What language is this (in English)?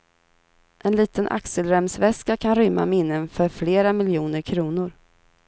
Swedish